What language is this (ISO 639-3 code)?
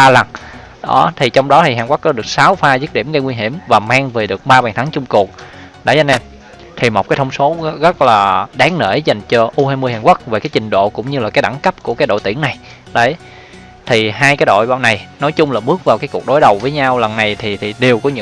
vie